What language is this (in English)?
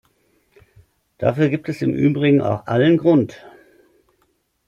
German